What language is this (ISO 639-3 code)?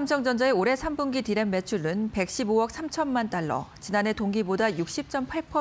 kor